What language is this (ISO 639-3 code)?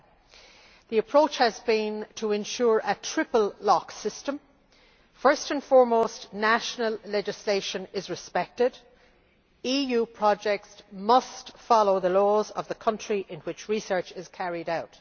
eng